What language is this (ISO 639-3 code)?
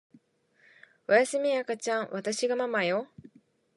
jpn